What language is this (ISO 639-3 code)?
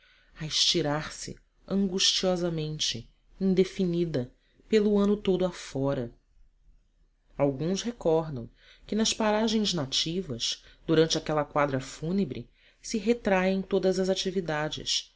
por